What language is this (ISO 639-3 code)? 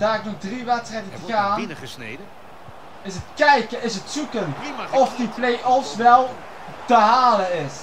nld